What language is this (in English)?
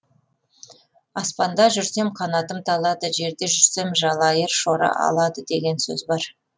Kazakh